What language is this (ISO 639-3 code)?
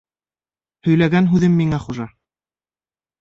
bak